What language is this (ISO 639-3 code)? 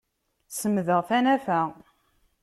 kab